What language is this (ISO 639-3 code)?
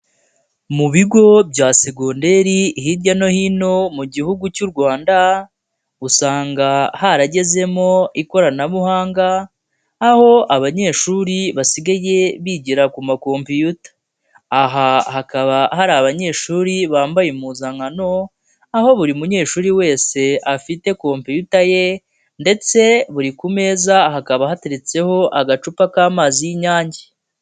kin